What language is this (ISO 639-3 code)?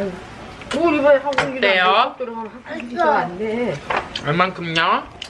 kor